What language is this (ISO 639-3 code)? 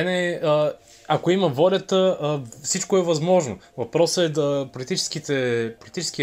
bul